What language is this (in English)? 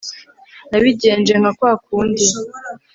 Kinyarwanda